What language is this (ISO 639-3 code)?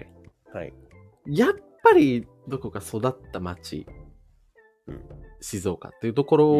jpn